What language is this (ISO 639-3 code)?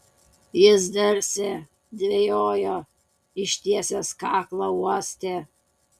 lit